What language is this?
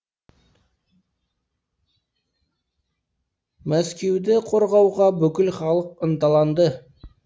Kazakh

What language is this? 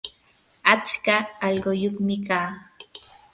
Yanahuanca Pasco Quechua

